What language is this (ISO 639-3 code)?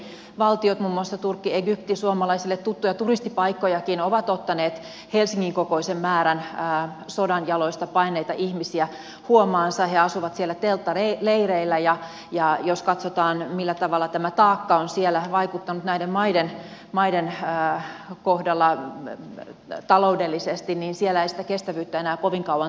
fin